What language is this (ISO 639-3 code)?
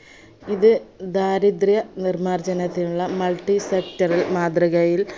mal